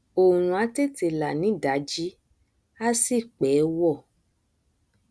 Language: Yoruba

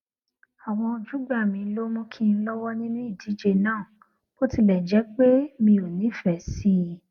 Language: Yoruba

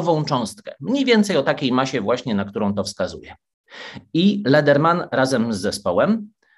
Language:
Polish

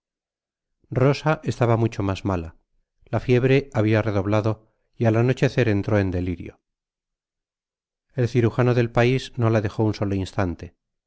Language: Spanish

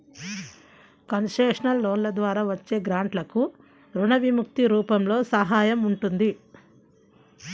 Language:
Telugu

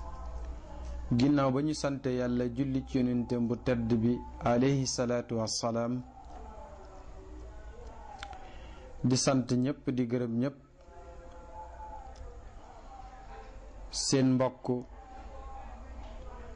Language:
French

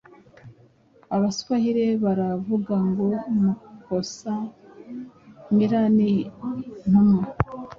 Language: Kinyarwanda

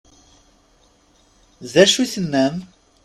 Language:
Kabyle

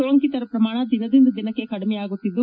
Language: Kannada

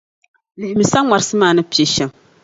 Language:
Dagbani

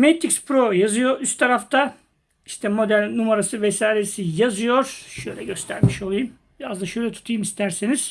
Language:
Turkish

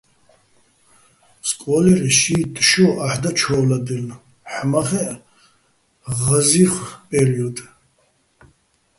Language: Bats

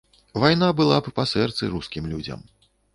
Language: Belarusian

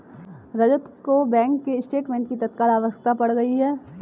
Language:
Hindi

